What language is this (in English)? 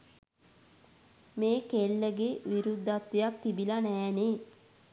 Sinhala